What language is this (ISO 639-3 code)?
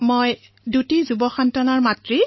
asm